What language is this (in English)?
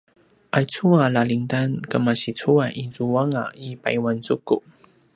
Paiwan